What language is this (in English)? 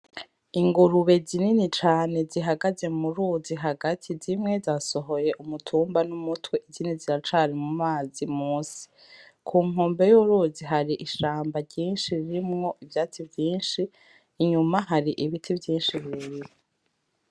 Rundi